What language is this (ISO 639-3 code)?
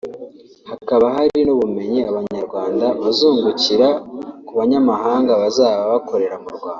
kin